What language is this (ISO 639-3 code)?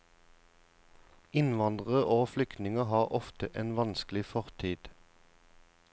nor